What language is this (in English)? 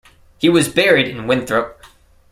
English